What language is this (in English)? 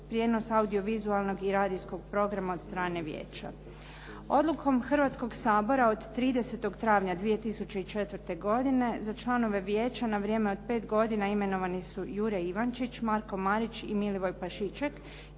Croatian